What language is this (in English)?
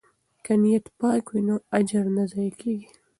Pashto